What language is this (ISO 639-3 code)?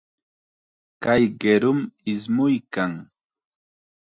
qxa